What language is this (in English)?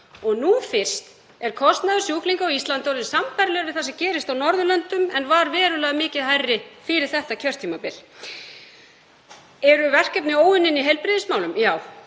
Icelandic